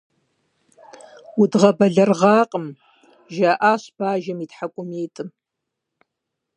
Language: Kabardian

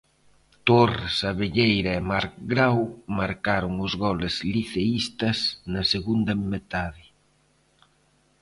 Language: Galician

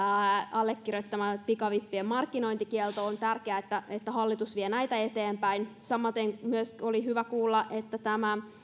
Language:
Finnish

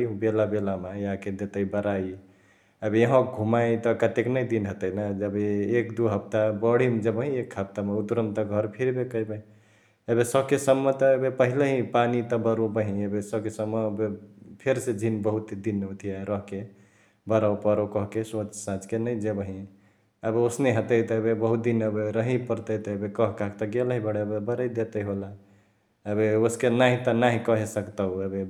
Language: Chitwania Tharu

